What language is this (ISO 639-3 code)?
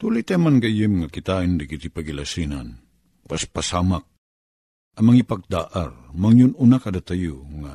fil